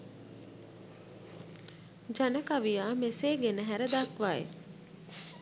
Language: Sinhala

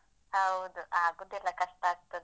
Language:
Kannada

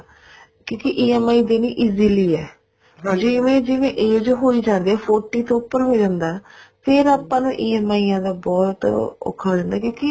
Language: Punjabi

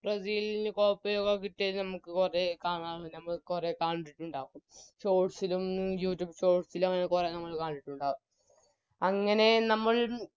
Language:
Malayalam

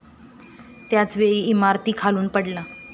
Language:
Marathi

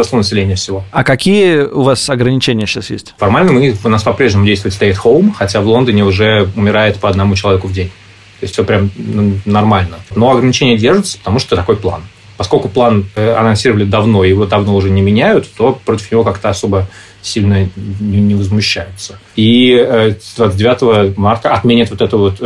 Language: Russian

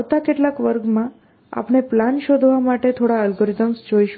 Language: Gujarati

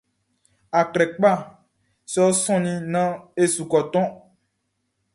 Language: Baoulé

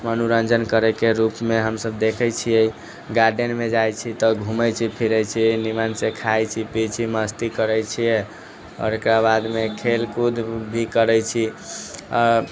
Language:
Maithili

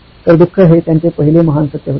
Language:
Marathi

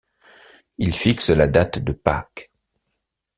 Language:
French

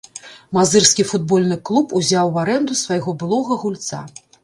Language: Belarusian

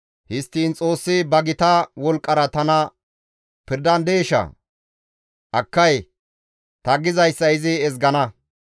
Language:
Gamo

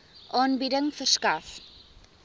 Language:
Afrikaans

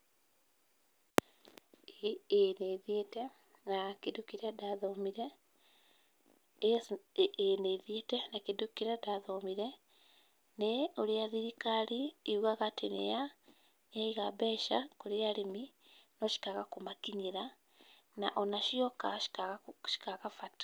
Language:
Kikuyu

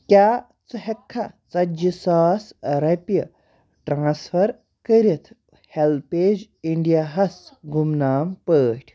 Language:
Kashmiri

